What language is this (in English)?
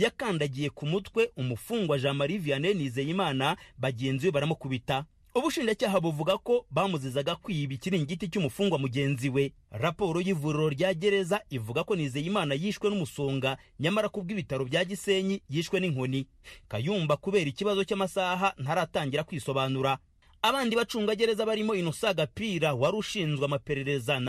Swahili